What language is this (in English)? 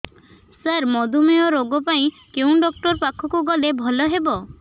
Odia